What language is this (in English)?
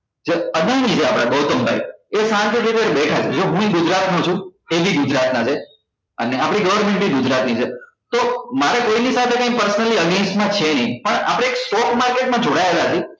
Gujarati